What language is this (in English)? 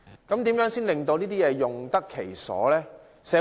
Cantonese